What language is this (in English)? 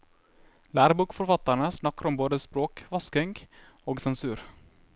Norwegian